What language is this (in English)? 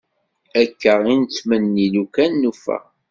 Kabyle